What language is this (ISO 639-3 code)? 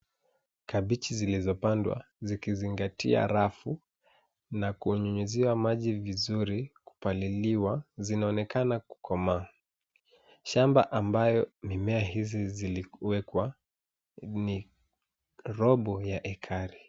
swa